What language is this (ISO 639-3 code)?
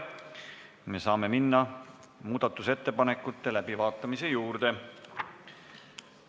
est